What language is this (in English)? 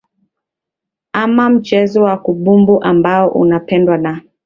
Swahili